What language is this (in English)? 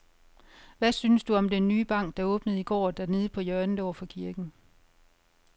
Danish